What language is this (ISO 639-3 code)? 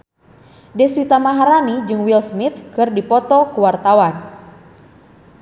sun